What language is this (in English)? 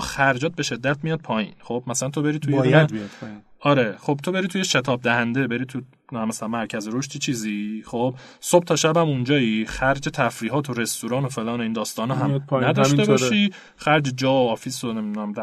Persian